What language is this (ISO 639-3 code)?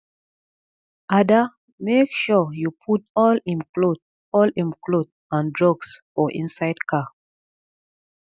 pcm